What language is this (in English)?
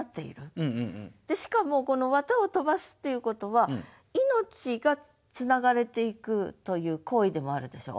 Japanese